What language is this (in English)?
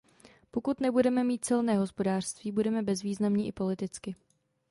Czech